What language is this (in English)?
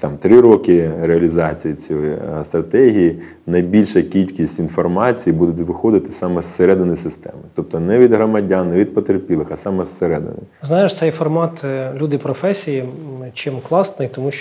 Ukrainian